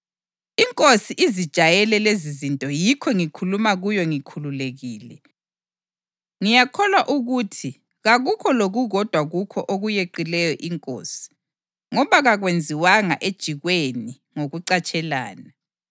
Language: North Ndebele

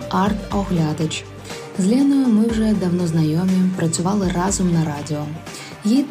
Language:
Ukrainian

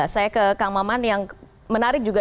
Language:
Indonesian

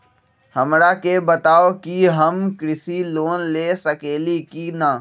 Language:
Magahi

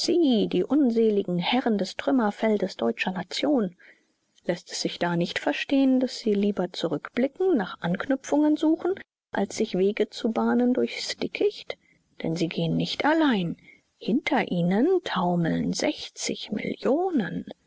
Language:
German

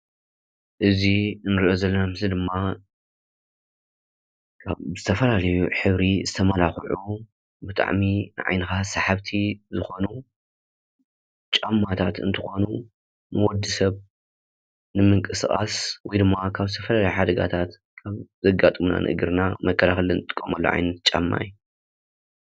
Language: Tigrinya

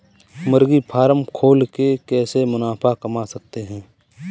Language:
Hindi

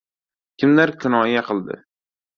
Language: Uzbek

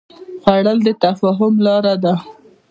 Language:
Pashto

